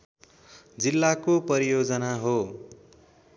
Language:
Nepali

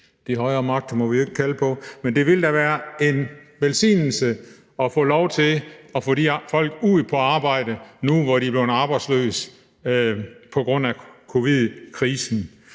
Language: Danish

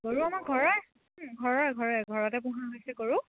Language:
Assamese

